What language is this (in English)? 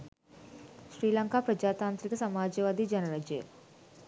Sinhala